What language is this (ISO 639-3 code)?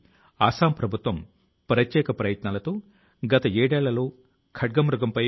tel